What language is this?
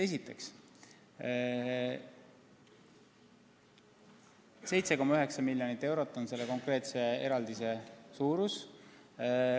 Estonian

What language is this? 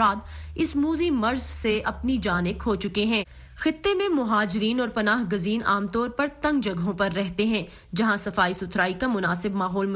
Urdu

